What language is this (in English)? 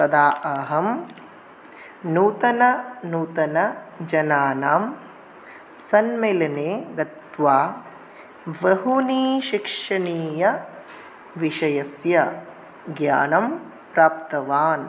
Sanskrit